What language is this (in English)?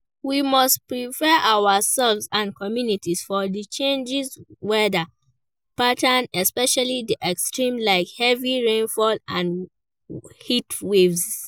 Nigerian Pidgin